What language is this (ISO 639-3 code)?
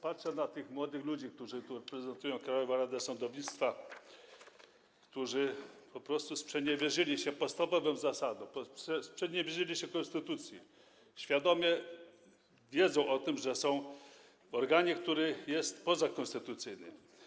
pol